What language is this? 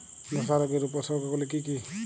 Bangla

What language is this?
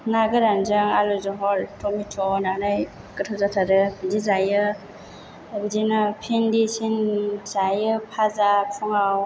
Bodo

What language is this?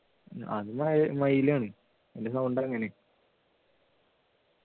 Malayalam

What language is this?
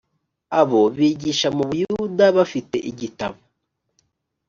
Kinyarwanda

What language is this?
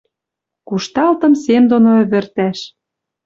Western Mari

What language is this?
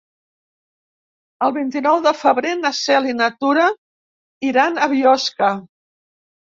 Catalan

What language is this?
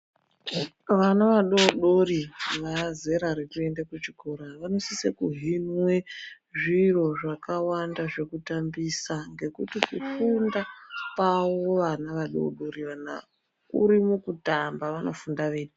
Ndau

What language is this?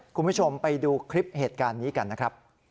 Thai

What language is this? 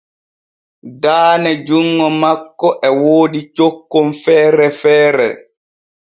Borgu Fulfulde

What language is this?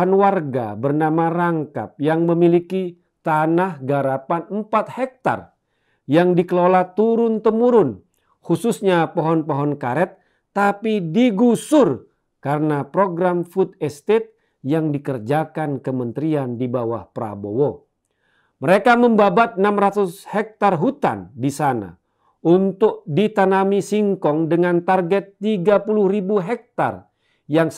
Indonesian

